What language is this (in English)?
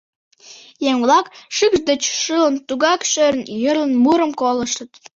Mari